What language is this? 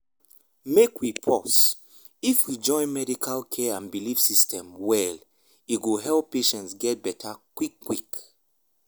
Nigerian Pidgin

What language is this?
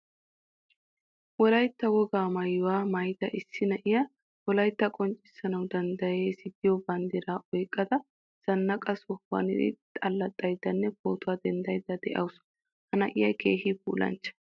Wolaytta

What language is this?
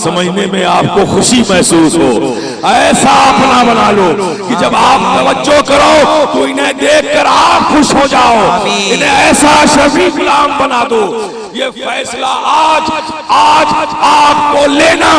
Urdu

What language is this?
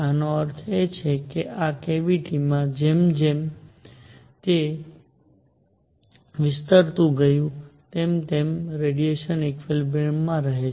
Gujarati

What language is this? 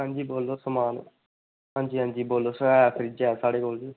Dogri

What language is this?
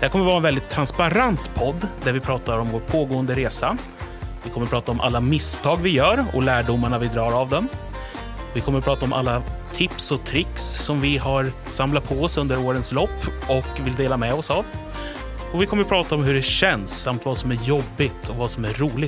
Swedish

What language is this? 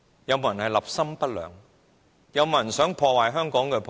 Cantonese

